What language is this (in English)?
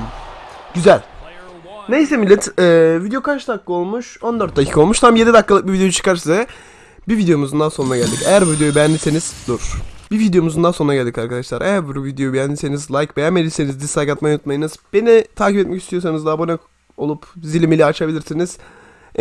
Turkish